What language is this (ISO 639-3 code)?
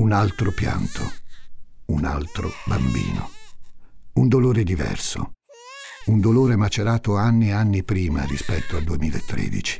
ita